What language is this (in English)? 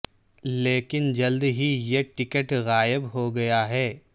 Urdu